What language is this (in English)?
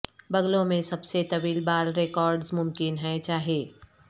Urdu